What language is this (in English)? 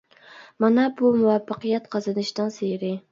Uyghur